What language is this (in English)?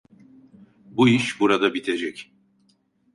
Turkish